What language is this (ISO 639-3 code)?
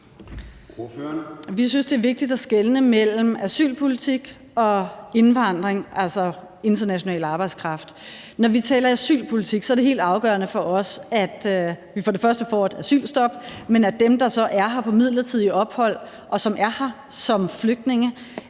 dan